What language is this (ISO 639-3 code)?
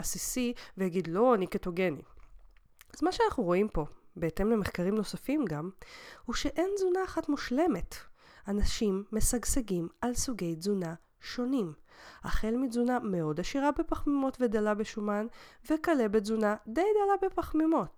heb